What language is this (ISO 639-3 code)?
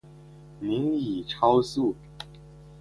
zho